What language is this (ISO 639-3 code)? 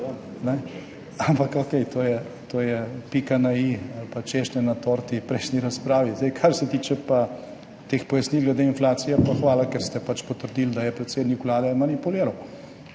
slv